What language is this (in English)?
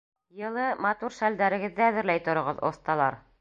Bashkir